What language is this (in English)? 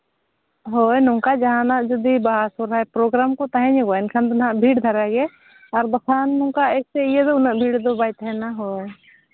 Santali